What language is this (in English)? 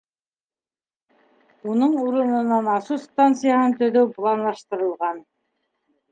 Bashkir